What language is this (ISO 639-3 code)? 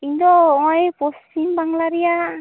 sat